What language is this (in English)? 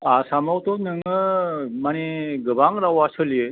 Bodo